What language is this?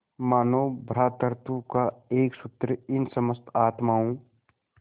Hindi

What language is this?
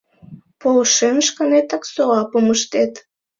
Mari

